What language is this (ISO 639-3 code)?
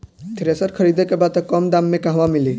bho